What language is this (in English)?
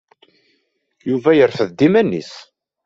Kabyle